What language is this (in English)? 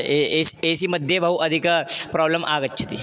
Sanskrit